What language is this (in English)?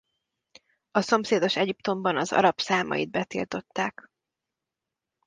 Hungarian